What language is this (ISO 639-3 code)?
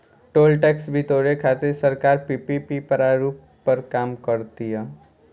bho